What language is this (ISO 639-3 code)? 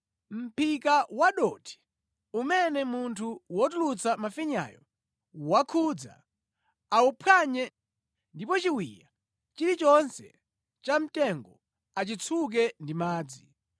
nya